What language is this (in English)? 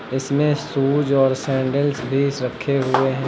Hindi